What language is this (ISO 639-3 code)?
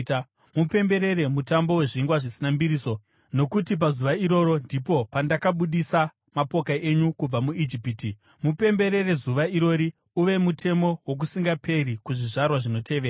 sna